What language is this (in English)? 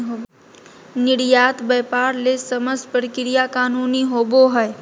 Magahi